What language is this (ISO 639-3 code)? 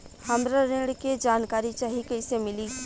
bho